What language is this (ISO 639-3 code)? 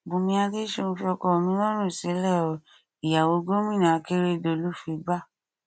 yor